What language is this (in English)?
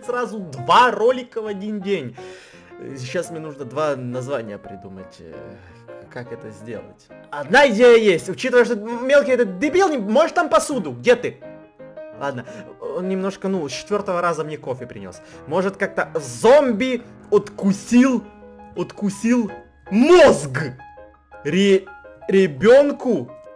Russian